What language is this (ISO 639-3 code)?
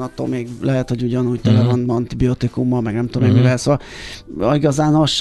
hun